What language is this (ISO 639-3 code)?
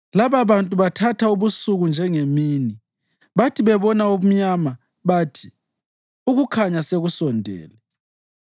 nde